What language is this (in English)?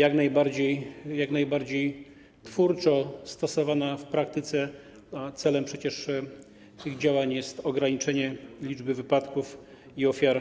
Polish